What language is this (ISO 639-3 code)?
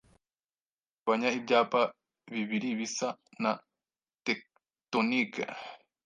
kin